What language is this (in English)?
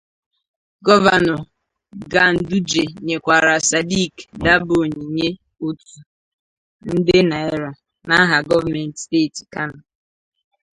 Igbo